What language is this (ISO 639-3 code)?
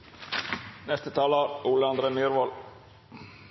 nno